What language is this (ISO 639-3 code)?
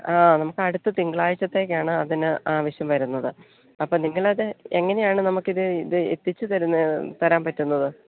mal